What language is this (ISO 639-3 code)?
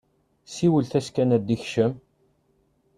kab